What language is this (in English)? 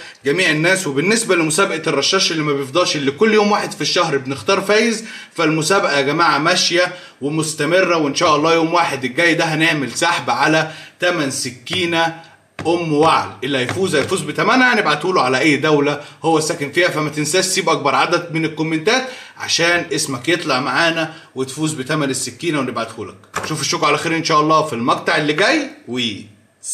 Arabic